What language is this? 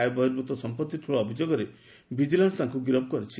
Odia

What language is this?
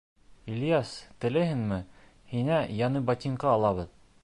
Bashkir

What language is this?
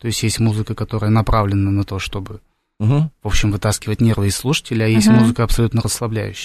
Russian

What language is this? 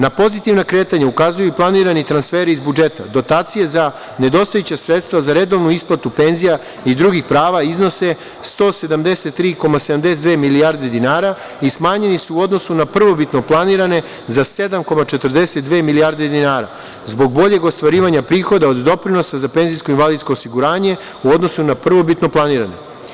Serbian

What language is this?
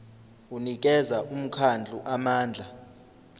Zulu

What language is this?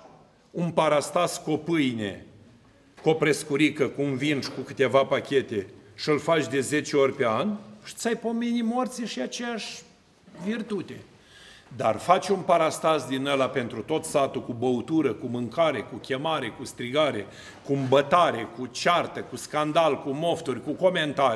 Romanian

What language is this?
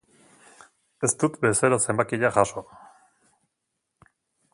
Basque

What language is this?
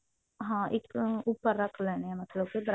Punjabi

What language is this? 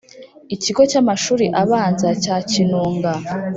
Kinyarwanda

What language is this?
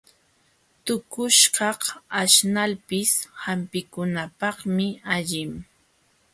Jauja Wanca Quechua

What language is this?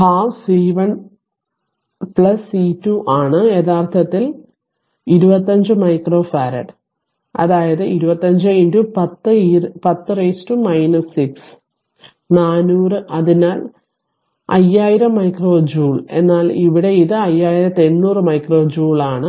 Malayalam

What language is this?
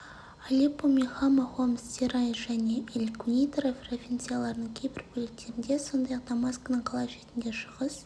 Kazakh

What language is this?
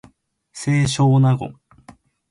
Japanese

